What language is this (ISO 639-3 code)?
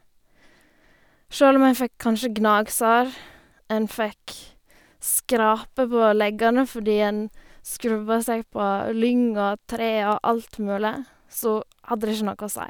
nor